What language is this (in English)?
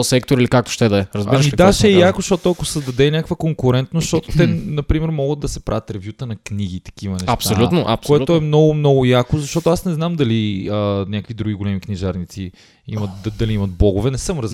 Bulgarian